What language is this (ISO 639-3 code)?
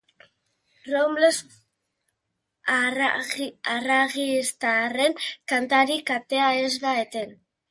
eus